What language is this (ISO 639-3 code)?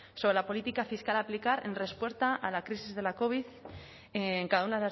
spa